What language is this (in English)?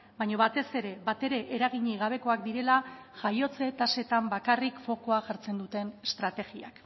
Basque